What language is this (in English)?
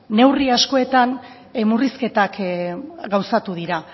Basque